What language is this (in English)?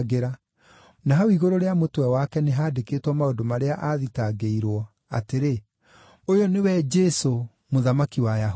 Kikuyu